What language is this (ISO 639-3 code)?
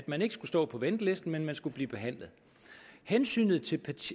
dan